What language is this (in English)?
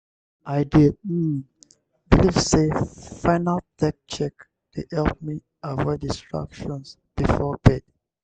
Nigerian Pidgin